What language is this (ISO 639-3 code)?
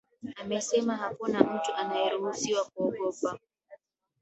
swa